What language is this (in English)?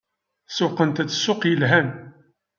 Kabyle